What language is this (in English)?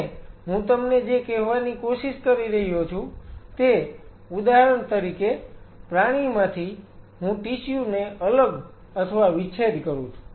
Gujarati